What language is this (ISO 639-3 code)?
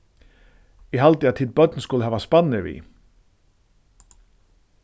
fao